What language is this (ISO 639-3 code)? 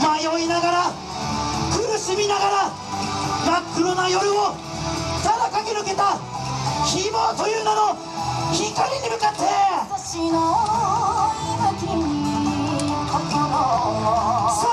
jpn